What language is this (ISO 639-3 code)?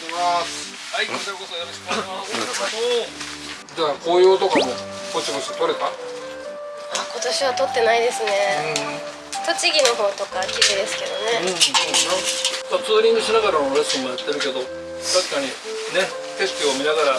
jpn